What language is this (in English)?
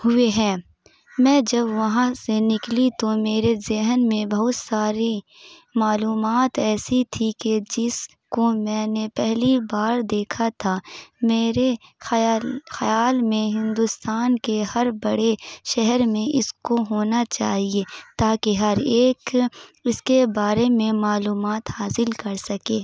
Urdu